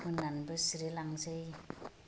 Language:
Bodo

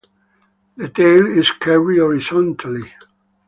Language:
English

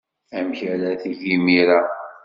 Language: Kabyle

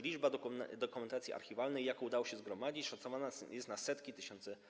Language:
Polish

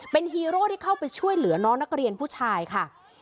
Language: Thai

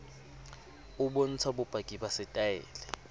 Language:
Southern Sotho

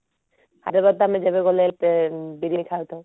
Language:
Odia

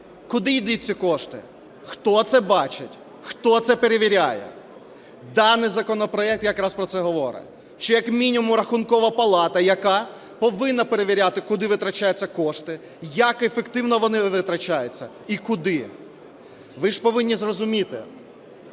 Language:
Ukrainian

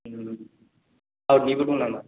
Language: Bodo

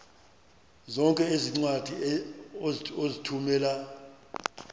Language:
Xhosa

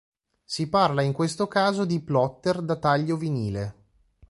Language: Italian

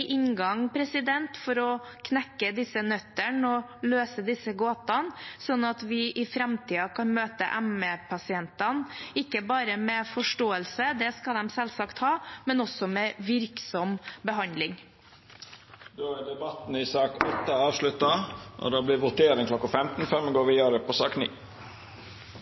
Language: Norwegian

